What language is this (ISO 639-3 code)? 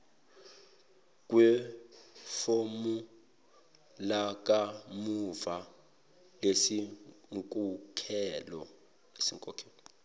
zul